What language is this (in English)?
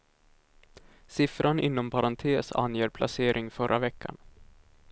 Swedish